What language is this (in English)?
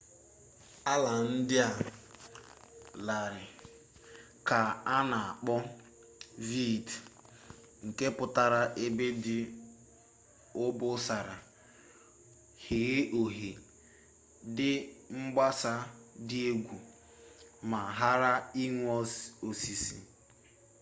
Igbo